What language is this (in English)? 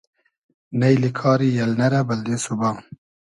Hazaragi